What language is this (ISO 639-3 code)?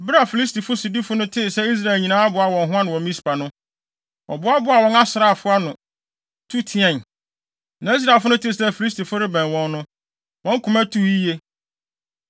aka